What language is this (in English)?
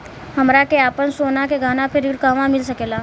Bhojpuri